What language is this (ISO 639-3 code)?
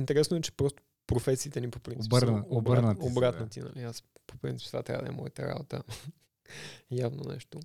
bul